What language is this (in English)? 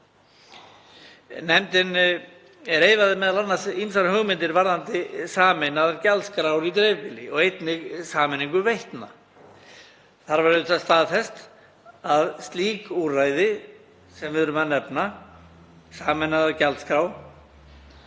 Icelandic